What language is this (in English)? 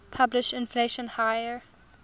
English